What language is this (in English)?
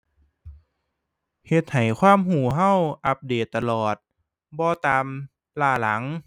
Thai